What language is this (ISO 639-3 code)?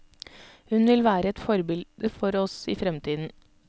nor